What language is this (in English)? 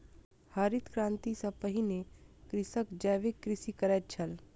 Maithili